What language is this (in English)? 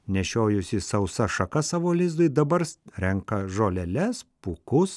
Lithuanian